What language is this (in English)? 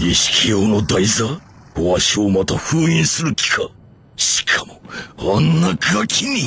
Japanese